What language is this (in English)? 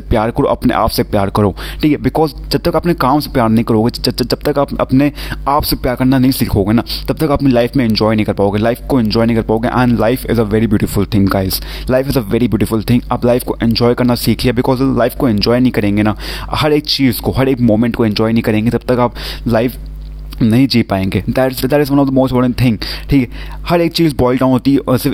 Hindi